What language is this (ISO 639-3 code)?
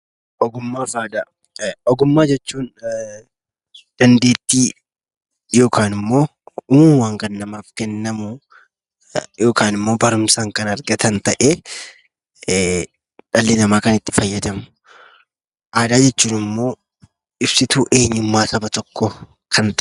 orm